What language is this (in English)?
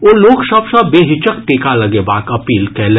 Maithili